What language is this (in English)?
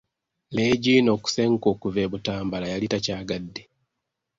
Ganda